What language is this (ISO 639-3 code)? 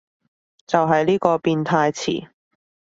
yue